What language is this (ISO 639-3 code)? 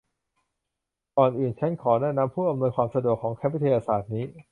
tha